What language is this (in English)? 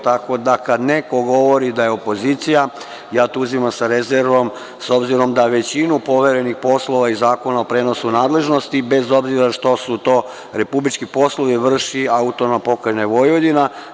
Serbian